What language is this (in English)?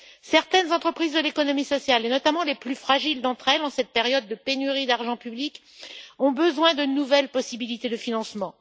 French